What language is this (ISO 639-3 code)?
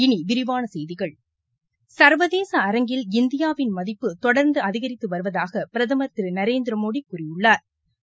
tam